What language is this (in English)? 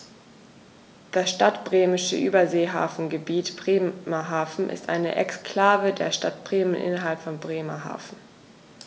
German